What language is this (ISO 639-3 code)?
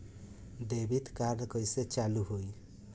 bho